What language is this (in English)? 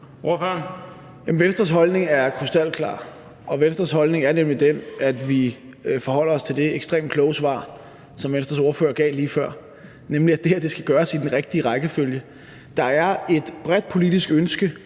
Danish